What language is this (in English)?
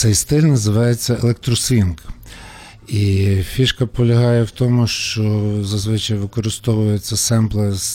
Ukrainian